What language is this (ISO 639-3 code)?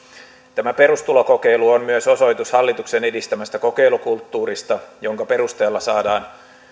fin